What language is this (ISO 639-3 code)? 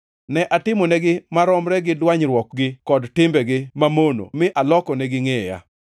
luo